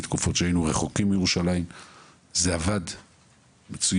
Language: Hebrew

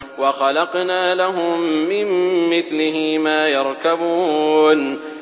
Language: Arabic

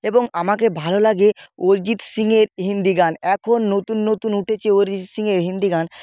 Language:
Bangla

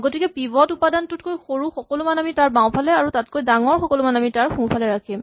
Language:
Assamese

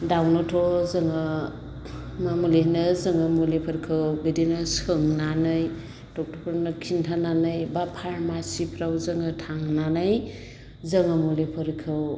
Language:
Bodo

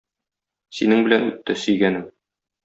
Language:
Tatar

